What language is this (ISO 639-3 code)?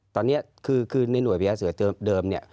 tha